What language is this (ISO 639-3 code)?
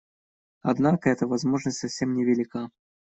rus